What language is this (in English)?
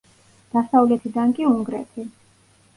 Georgian